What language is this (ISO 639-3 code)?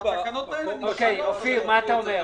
heb